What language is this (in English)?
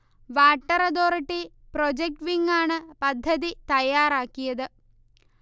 Malayalam